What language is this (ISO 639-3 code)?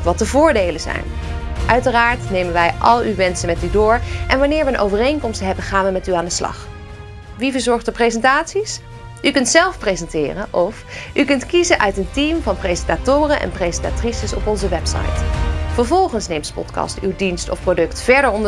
nld